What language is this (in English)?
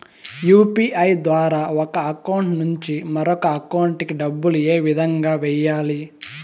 Telugu